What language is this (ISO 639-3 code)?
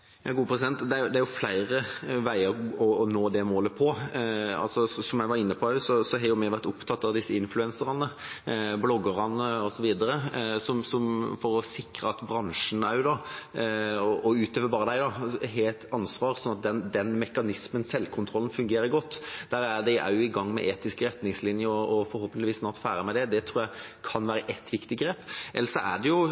nob